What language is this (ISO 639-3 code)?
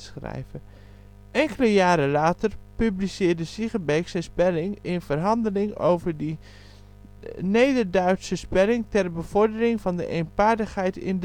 nld